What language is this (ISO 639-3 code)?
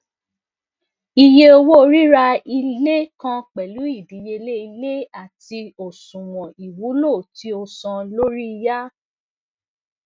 yor